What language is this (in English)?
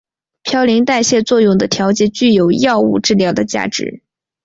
Chinese